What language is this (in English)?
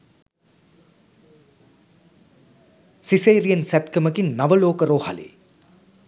Sinhala